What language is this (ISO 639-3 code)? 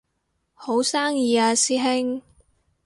yue